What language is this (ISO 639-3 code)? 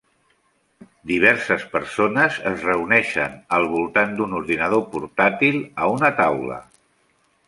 cat